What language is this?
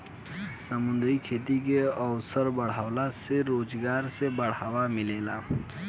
Bhojpuri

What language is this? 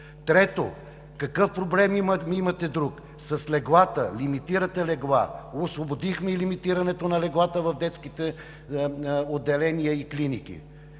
Bulgarian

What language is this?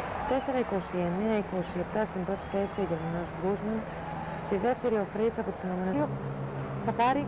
Greek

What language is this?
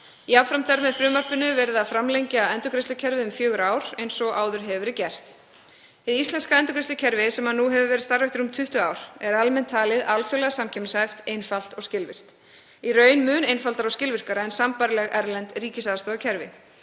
Icelandic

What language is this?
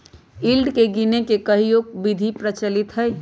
Magahi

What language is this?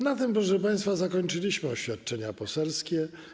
Polish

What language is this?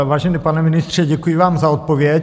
Czech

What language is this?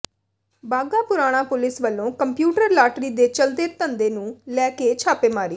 Punjabi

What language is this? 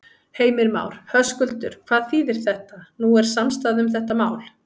Icelandic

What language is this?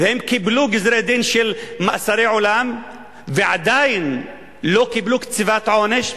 Hebrew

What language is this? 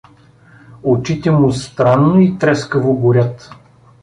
Bulgarian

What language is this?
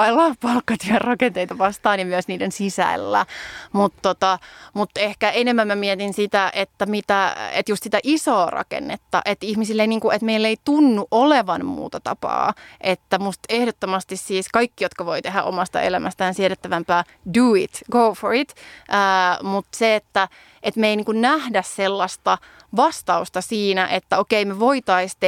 Finnish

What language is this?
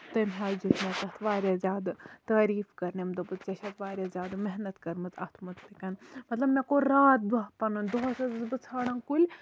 Kashmiri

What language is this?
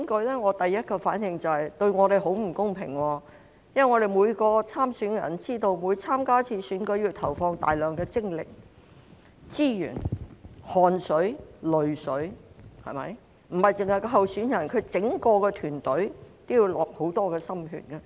Cantonese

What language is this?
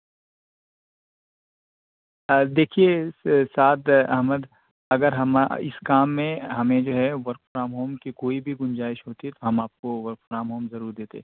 Urdu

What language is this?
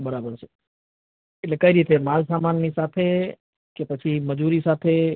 Gujarati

